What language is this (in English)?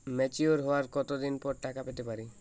Bangla